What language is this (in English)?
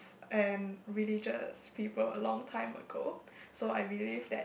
English